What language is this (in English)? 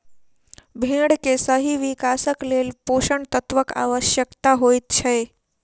Maithili